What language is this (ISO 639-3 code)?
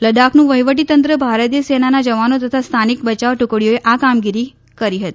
guj